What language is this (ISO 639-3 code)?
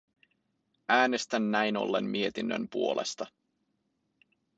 fin